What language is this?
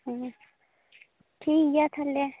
Santali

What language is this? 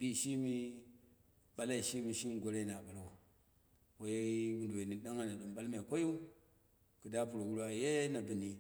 Dera (Nigeria)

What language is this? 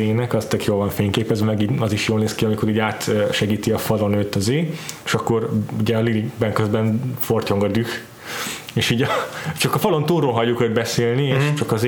Hungarian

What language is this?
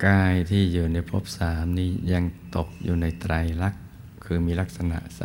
Thai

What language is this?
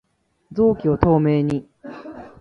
Japanese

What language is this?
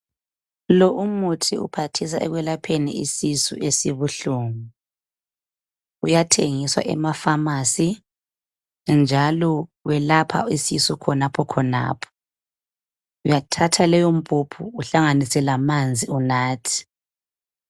North Ndebele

